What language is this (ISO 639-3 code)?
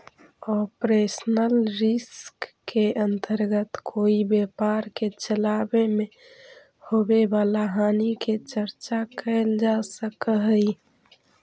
mag